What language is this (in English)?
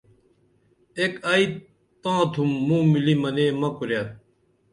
Dameli